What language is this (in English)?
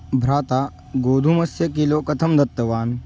Sanskrit